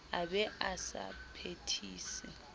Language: Southern Sotho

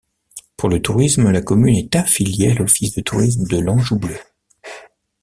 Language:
French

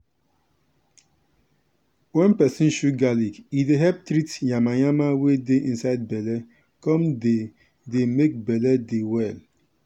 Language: Nigerian Pidgin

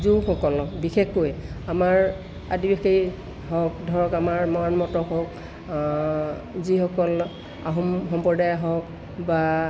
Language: Assamese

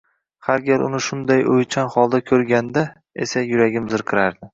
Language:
Uzbek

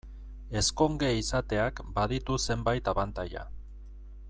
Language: Basque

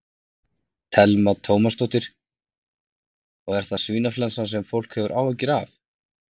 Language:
Icelandic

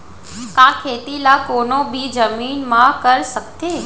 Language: Chhattisgarhi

